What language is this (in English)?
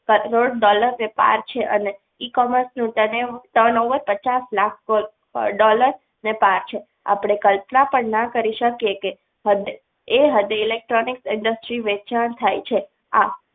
Gujarati